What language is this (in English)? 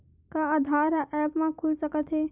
Chhattisgarhi